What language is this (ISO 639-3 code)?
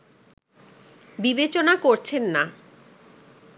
ben